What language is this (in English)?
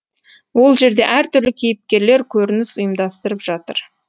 Kazakh